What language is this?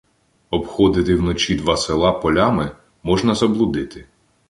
Ukrainian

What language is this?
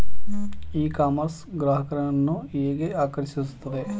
Kannada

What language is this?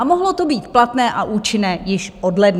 Czech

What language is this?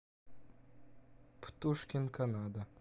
Russian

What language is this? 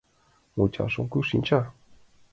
Mari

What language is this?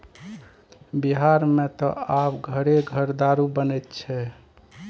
Maithili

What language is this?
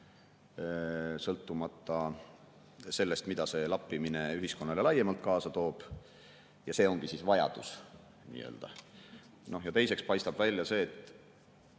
Estonian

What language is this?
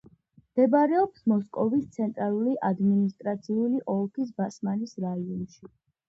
Georgian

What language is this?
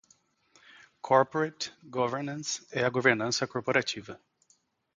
Portuguese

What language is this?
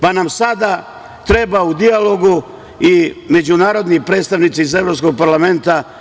Serbian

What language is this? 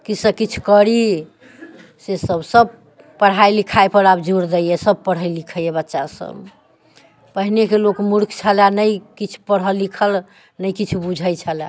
Maithili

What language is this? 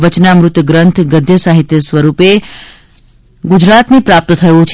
Gujarati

